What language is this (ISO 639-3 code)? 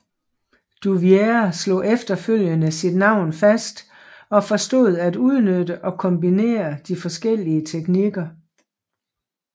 dan